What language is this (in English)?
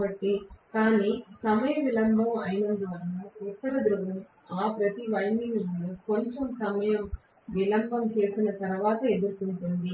Telugu